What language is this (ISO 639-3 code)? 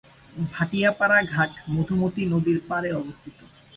ben